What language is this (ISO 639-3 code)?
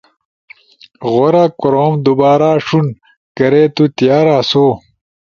ush